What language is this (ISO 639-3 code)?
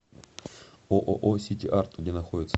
rus